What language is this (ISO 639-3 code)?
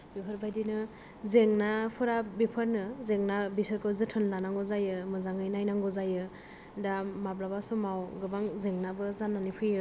brx